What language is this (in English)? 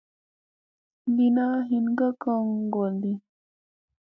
Musey